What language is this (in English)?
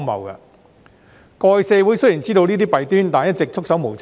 Cantonese